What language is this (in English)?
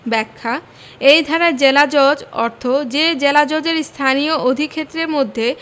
Bangla